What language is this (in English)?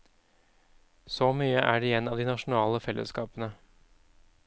Norwegian